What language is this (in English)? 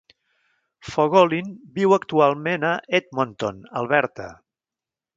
Catalan